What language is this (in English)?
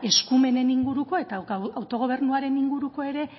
Basque